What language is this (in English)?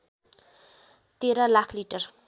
Nepali